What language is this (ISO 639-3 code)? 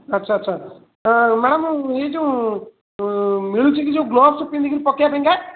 ori